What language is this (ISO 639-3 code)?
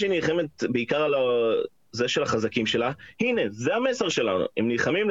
heb